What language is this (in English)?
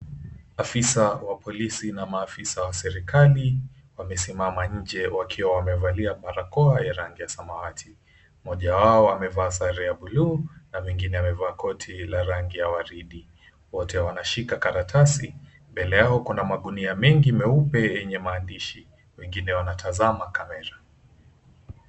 Swahili